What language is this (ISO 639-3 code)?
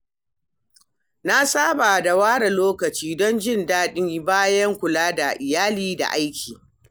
hau